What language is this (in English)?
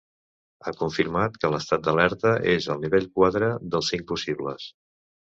Catalan